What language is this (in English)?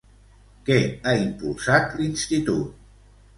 Catalan